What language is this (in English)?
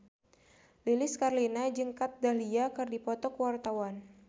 Sundanese